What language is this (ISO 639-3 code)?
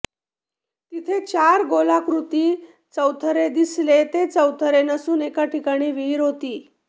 mar